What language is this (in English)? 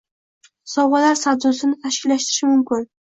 Uzbek